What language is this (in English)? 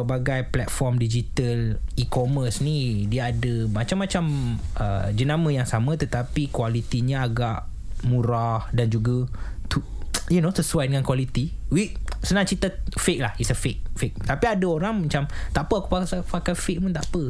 Malay